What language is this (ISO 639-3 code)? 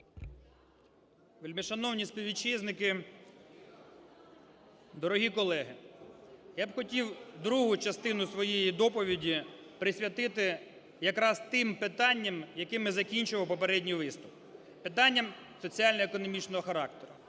ukr